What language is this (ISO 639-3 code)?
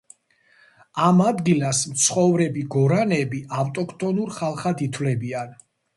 kat